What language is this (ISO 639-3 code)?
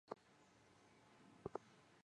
zho